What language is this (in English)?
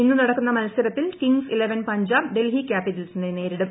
Malayalam